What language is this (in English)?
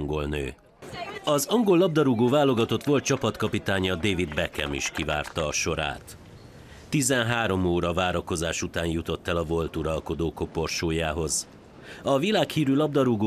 Hungarian